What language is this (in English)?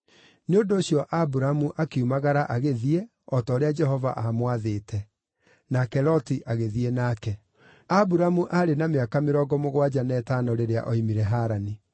Kikuyu